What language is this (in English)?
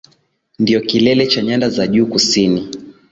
Swahili